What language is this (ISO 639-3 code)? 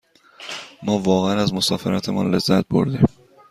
fas